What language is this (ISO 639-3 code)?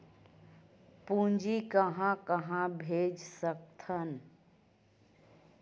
hne